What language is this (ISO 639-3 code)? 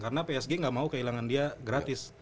ind